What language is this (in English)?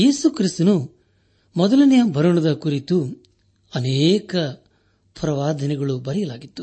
Kannada